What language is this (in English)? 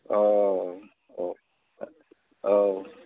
Bodo